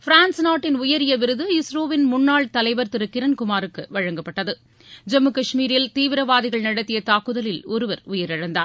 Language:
Tamil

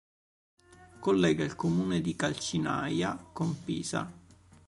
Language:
Italian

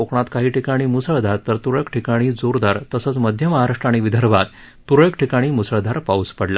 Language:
Marathi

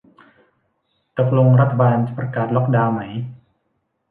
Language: Thai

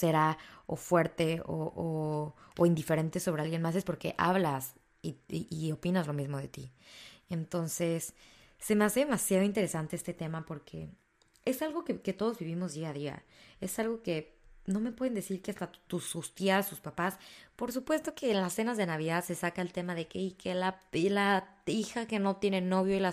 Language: Spanish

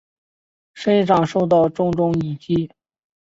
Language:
Chinese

